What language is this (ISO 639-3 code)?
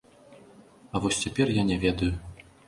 bel